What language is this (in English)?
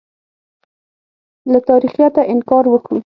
Pashto